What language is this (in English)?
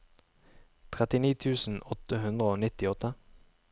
Norwegian